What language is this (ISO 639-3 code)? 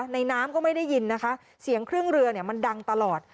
tha